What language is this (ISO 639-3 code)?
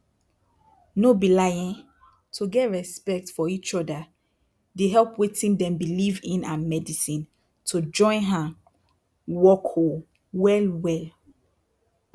pcm